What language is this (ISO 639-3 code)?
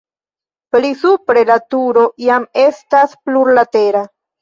epo